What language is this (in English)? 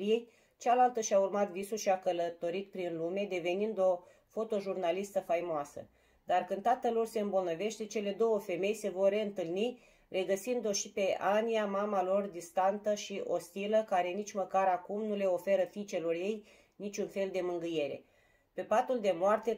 Romanian